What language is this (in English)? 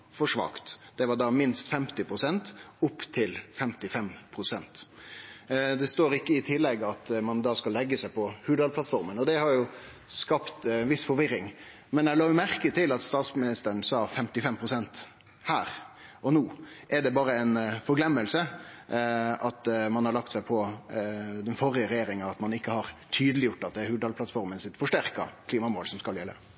Norwegian Nynorsk